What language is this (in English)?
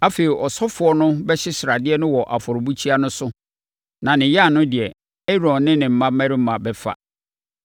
Akan